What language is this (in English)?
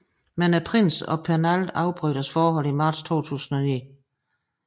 Danish